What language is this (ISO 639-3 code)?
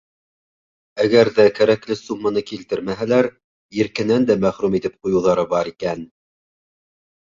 bak